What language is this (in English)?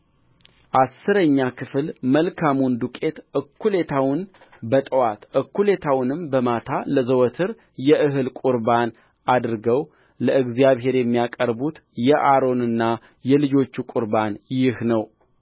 Amharic